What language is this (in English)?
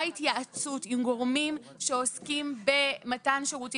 Hebrew